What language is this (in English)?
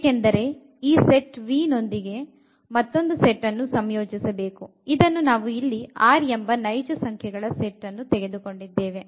Kannada